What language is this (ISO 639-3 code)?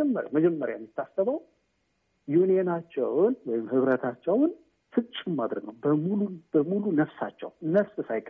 amh